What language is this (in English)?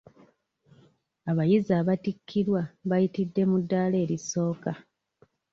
Ganda